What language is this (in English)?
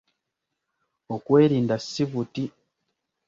Ganda